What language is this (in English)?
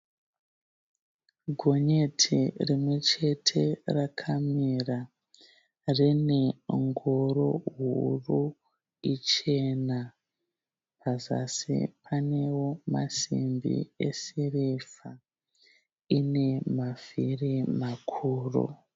Shona